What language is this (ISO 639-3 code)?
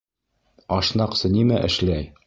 bak